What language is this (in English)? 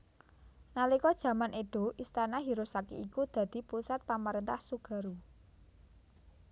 Javanese